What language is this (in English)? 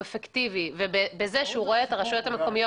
Hebrew